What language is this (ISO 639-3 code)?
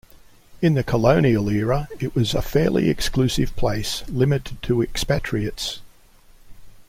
eng